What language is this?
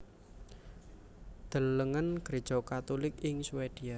Javanese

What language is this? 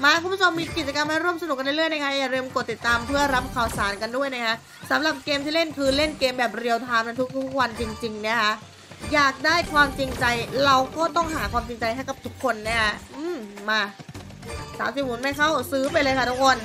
Thai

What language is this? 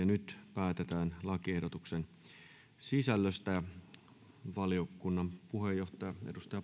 Finnish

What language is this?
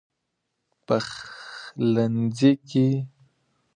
Pashto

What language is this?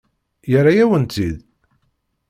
Kabyle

